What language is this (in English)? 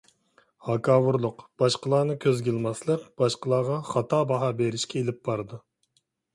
Uyghur